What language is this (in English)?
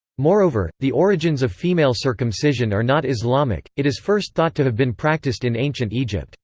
English